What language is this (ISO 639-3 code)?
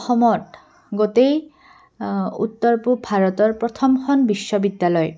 asm